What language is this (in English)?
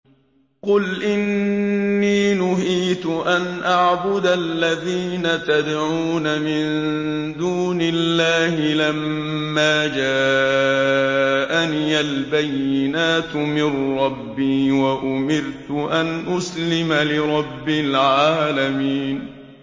Arabic